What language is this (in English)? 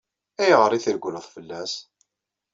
Kabyle